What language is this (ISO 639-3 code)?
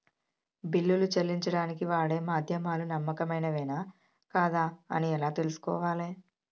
tel